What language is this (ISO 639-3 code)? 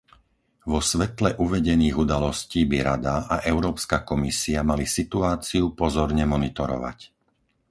slk